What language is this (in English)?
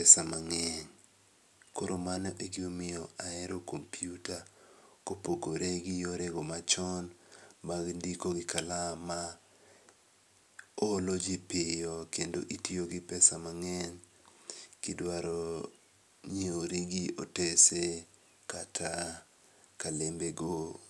Luo (Kenya and Tanzania)